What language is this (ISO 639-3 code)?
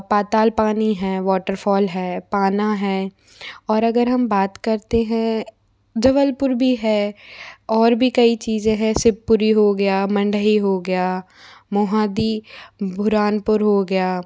hin